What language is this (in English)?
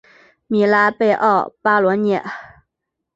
Chinese